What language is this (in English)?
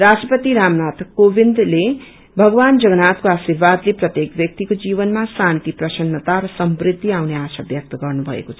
Nepali